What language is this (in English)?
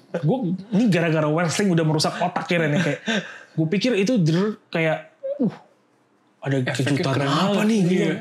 Indonesian